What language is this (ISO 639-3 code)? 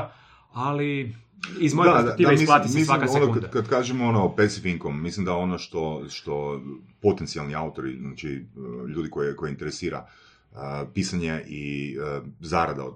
hrv